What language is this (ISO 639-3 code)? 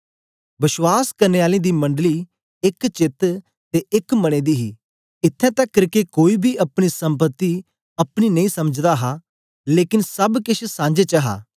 doi